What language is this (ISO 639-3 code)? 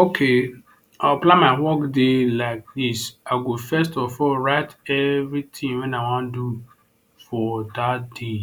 pcm